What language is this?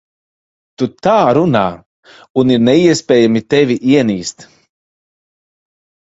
Latvian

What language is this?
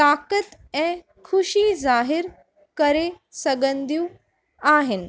Sindhi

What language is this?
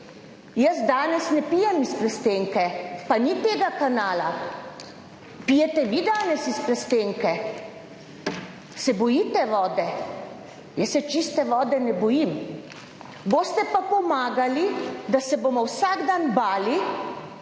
Slovenian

